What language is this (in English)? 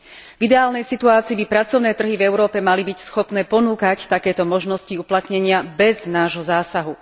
Slovak